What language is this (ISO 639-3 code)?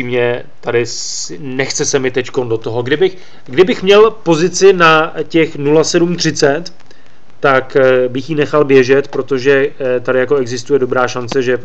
ces